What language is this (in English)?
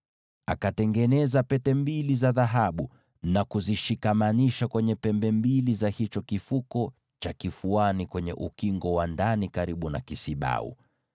Swahili